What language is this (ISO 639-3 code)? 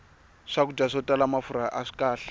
tso